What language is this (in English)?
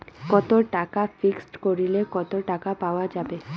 Bangla